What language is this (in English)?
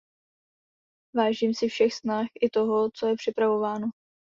Czech